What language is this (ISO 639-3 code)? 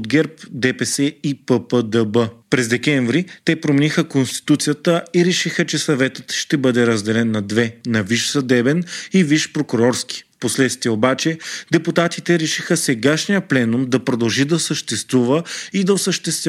bul